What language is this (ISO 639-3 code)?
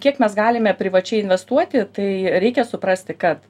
lit